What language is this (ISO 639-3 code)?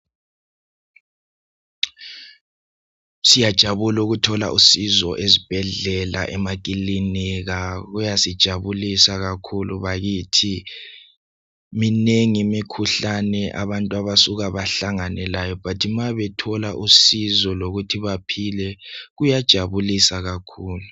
nde